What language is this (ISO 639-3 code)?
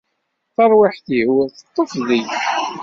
kab